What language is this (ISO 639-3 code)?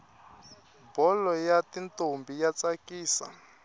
tso